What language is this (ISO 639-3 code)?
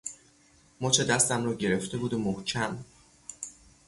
fas